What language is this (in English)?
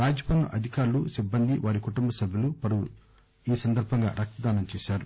Telugu